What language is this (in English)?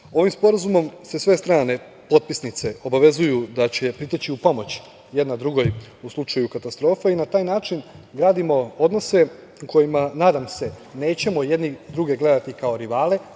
Serbian